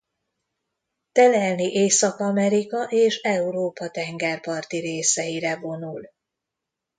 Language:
Hungarian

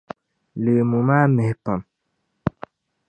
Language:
Dagbani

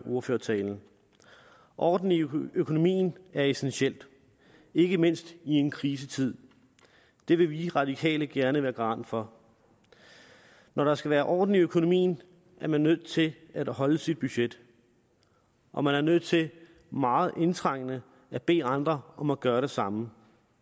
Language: Danish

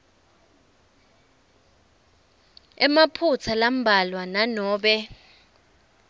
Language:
Swati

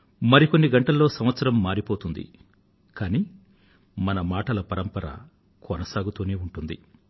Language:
Telugu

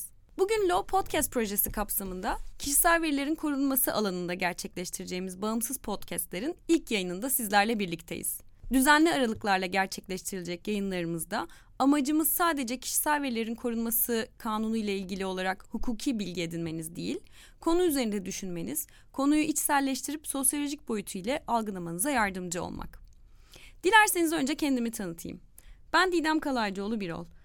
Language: Turkish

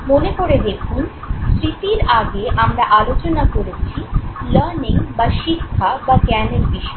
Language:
Bangla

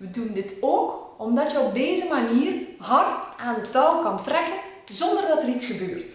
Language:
Dutch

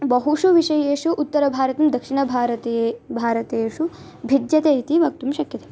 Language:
Sanskrit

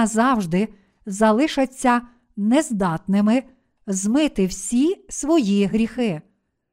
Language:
Ukrainian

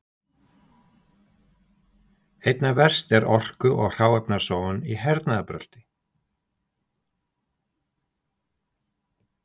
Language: Icelandic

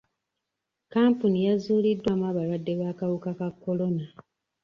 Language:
Ganda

